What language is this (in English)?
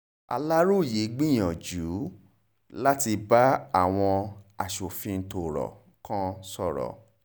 Yoruba